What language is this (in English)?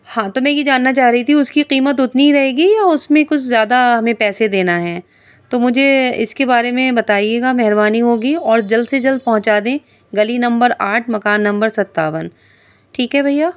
Urdu